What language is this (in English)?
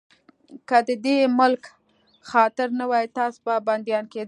Pashto